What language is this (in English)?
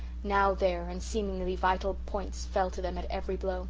English